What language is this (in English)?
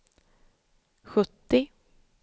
Swedish